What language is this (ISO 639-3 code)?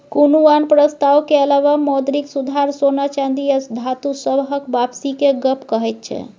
mai